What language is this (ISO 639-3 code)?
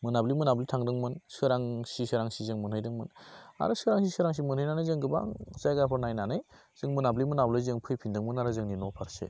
brx